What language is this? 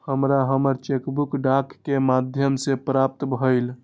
Maithili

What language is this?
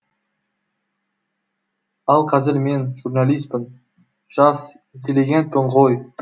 Kazakh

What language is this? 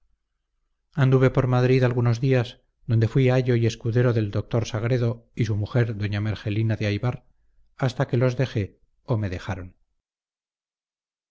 Spanish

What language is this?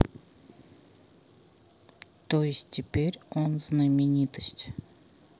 Russian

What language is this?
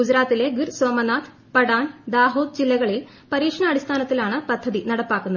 Malayalam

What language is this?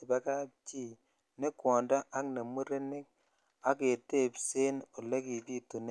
Kalenjin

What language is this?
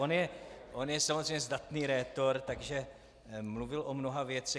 Czech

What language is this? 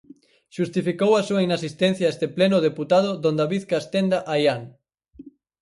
Galician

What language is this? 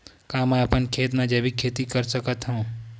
Chhattisgarhi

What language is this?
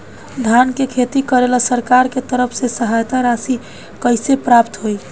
Bhojpuri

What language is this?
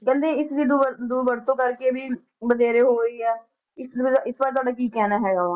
Punjabi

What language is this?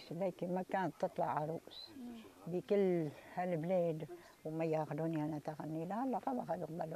Arabic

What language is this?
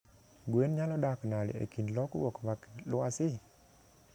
Luo (Kenya and Tanzania)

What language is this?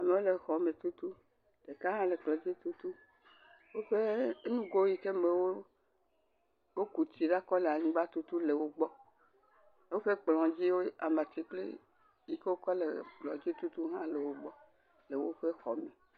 Ewe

